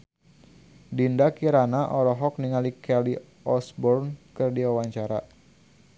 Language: Sundanese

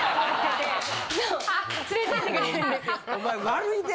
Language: Japanese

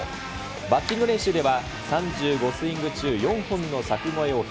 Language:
Japanese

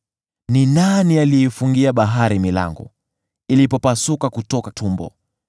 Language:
Swahili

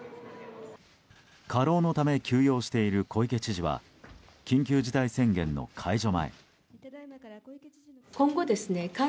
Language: Japanese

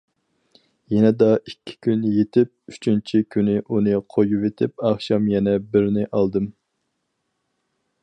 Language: Uyghur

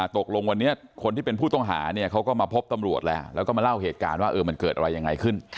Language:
Thai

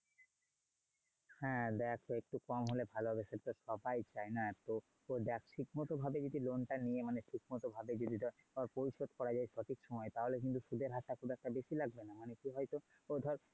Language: Bangla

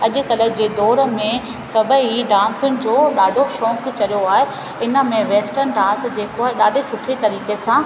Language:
Sindhi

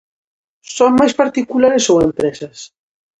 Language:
Galician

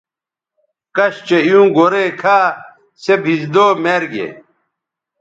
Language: Bateri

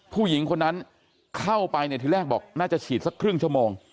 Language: Thai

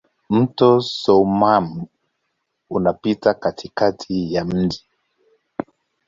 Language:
Swahili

